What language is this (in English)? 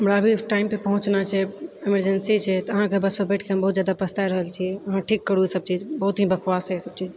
Maithili